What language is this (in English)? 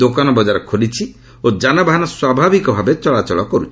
Odia